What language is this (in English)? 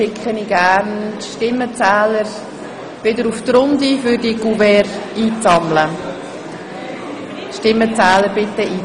Swiss German